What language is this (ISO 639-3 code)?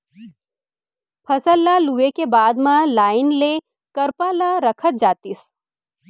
hne